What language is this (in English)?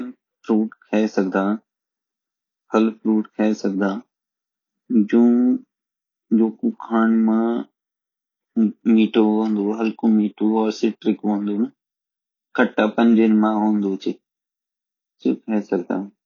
Garhwali